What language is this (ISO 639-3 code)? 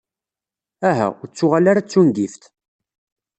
kab